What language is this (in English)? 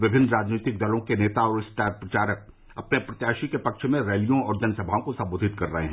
Hindi